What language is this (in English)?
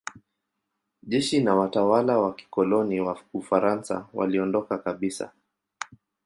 Swahili